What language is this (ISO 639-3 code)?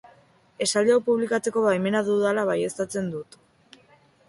eus